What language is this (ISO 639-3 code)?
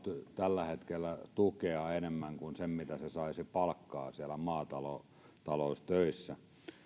fin